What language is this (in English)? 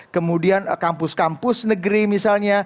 Indonesian